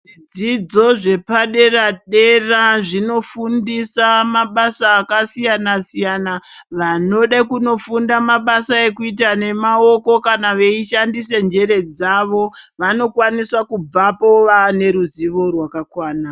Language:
Ndau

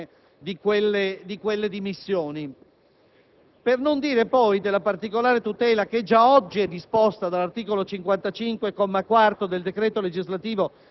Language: Italian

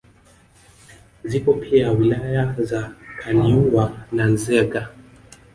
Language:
Swahili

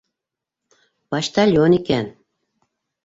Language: Bashkir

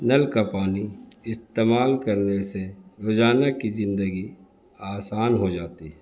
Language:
Urdu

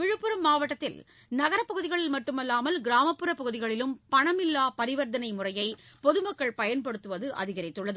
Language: Tamil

